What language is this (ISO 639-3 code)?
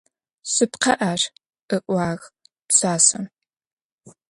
ady